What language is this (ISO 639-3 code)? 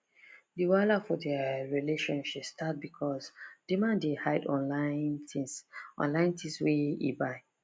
pcm